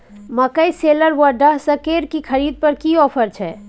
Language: Maithili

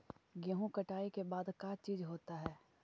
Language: Magahi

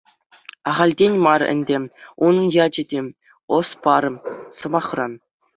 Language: Chuvash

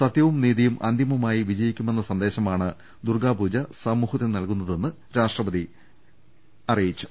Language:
Malayalam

